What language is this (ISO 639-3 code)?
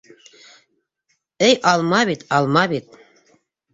bak